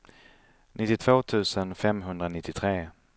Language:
Swedish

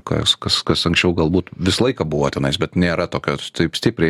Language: Lithuanian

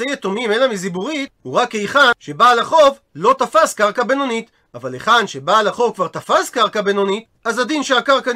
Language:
Hebrew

